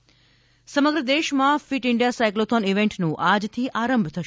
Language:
Gujarati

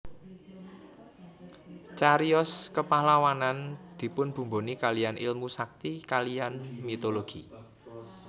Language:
Javanese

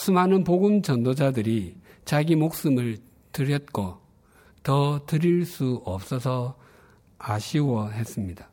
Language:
Korean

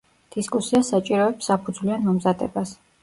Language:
Georgian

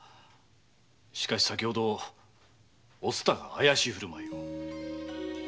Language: Japanese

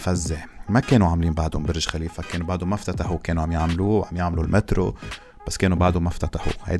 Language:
Arabic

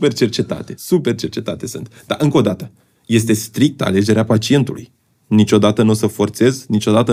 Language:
Romanian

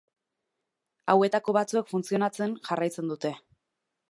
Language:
Basque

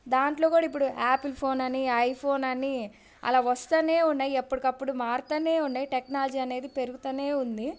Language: Telugu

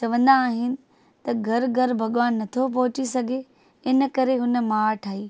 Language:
Sindhi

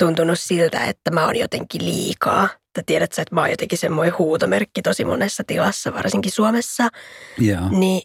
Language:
Finnish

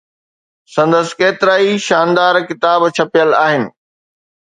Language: Sindhi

